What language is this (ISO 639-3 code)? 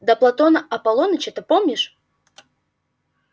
rus